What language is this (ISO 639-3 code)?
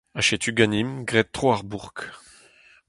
bre